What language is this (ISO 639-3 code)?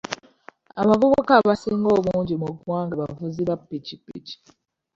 lug